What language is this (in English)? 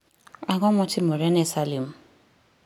Luo (Kenya and Tanzania)